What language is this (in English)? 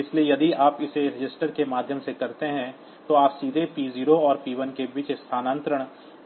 Hindi